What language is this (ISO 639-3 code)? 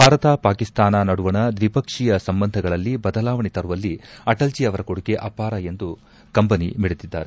kan